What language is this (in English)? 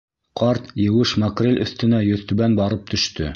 Bashkir